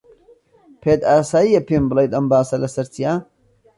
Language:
Central Kurdish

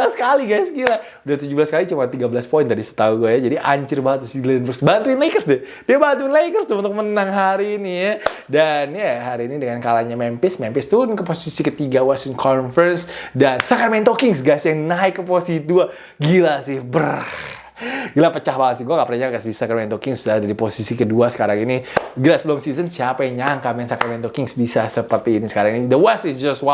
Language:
Indonesian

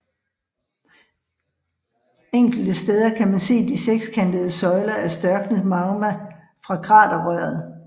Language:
Danish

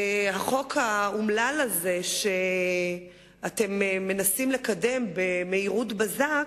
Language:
Hebrew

